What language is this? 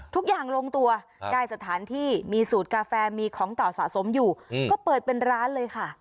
Thai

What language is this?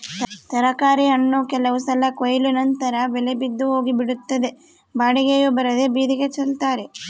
Kannada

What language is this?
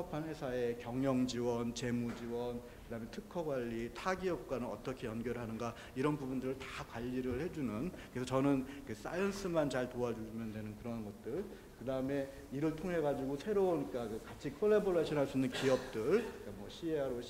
Korean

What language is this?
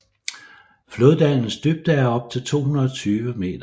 Danish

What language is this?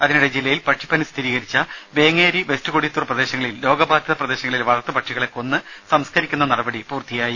Malayalam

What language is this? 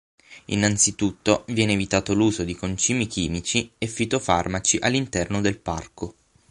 Italian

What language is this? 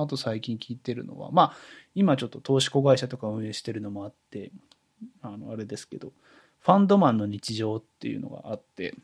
Japanese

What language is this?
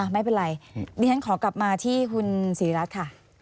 Thai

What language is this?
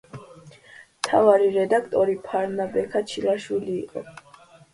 Georgian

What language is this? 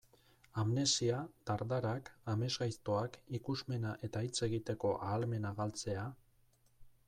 Basque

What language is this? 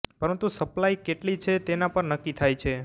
Gujarati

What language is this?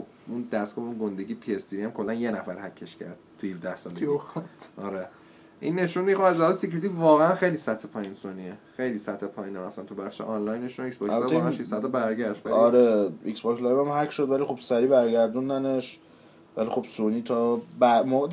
Persian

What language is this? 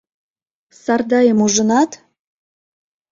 Mari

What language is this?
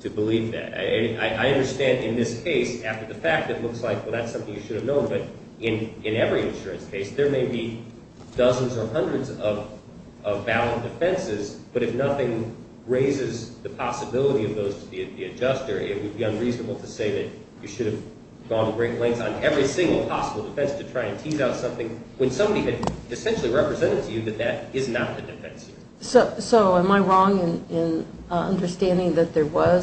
English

